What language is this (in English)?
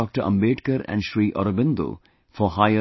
English